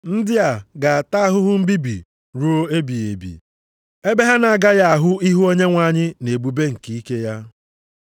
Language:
Igbo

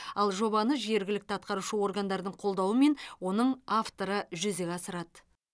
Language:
Kazakh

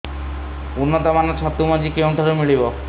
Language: Odia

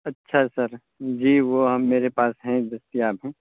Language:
Urdu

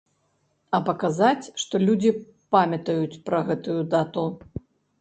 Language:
Belarusian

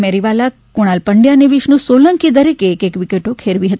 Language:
Gujarati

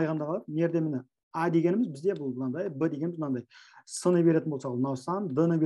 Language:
Turkish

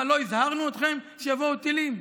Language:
Hebrew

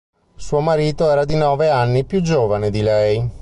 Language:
Italian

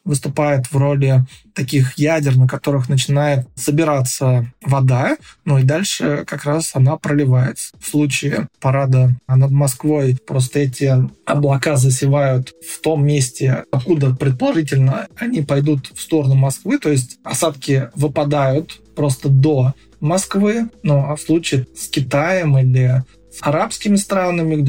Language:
Russian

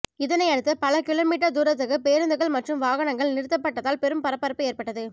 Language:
Tamil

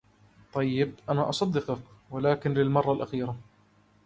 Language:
Arabic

